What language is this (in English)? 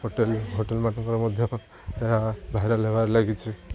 Odia